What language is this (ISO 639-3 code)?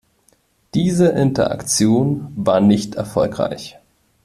deu